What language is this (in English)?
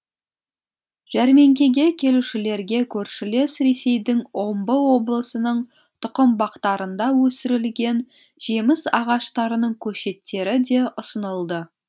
Kazakh